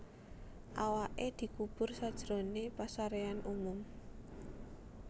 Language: Javanese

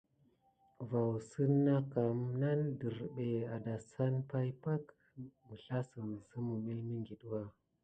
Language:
Gidar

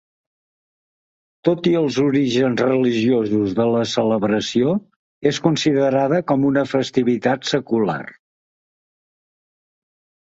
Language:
Catalan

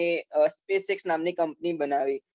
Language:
Gujarati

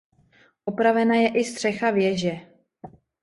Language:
Czech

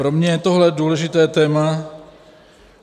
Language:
Czech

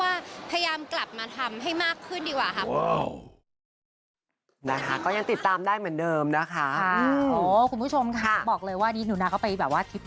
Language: Thai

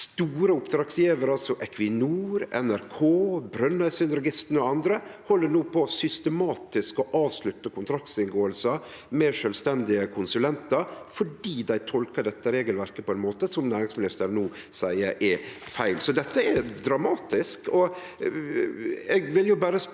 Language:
Norwegian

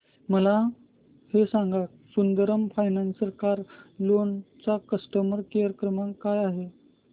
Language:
Marathi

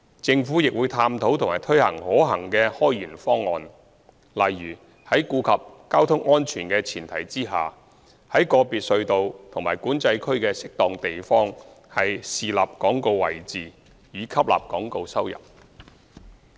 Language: Cantonese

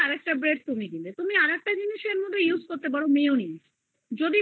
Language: Bangla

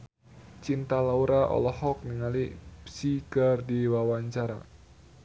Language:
Sundanese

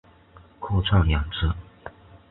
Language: Chinese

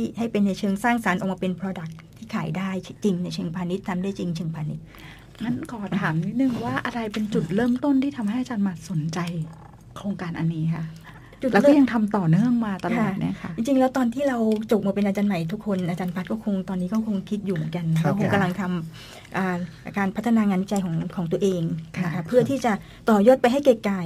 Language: Thai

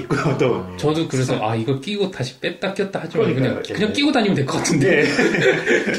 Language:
Korean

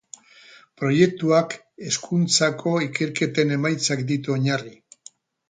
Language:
Basque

